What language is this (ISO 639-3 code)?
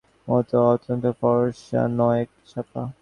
ben